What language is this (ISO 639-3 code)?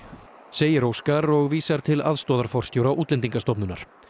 isl